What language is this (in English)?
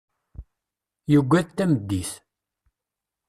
Kabyle